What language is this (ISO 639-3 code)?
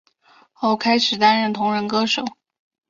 zho